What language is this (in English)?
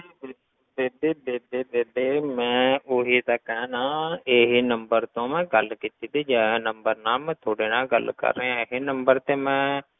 Punjabi